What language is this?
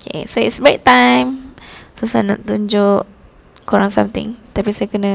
Malay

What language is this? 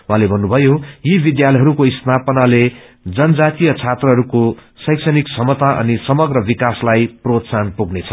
Nepali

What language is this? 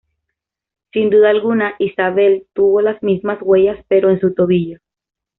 Spanish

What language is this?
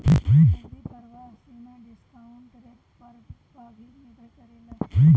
Bhojpuri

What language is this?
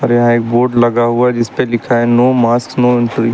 Hindi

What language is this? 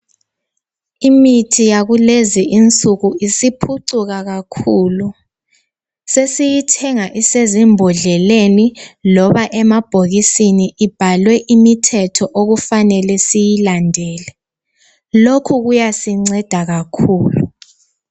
North Ndebele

